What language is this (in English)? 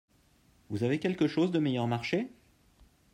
French